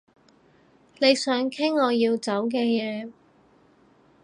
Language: Cantonese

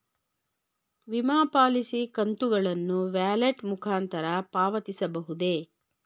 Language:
Kannada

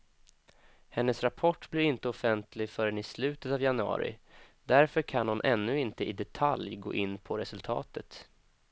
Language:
Swedish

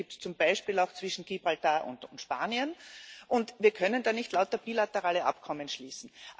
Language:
German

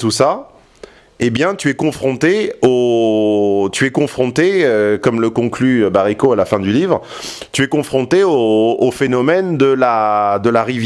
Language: French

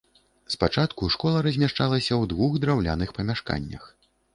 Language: Belarusian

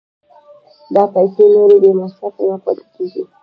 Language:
Pashto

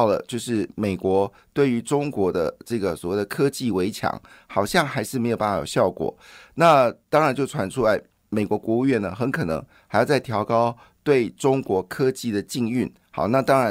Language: Chinese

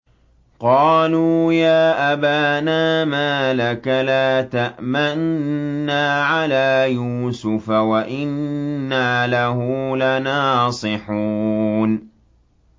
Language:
Arabic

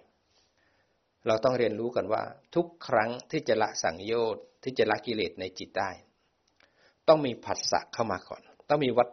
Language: Thai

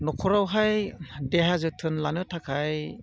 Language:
Bodo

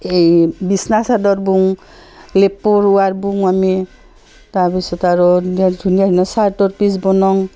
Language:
Assamese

